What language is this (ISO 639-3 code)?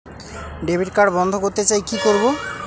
ben